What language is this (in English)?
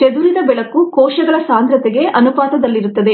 Kannada